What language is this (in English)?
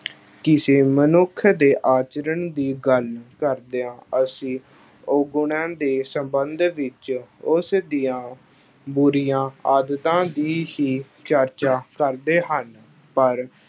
Punjabi